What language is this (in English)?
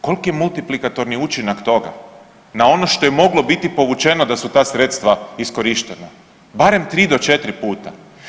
Croatian